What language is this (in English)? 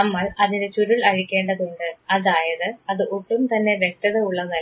Malayalam